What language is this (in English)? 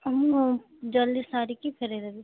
Odia